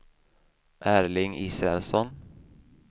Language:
Swedish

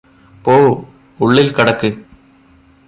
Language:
Malayalam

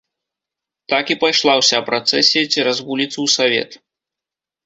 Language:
Belarusian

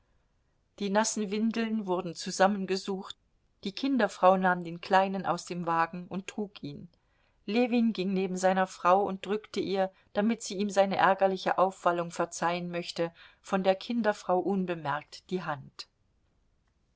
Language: German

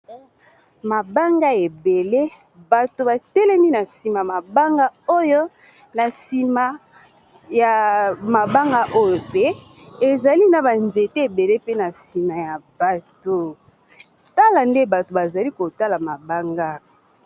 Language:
Lingala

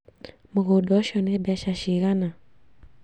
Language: Kikuyu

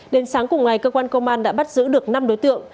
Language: Vietnamese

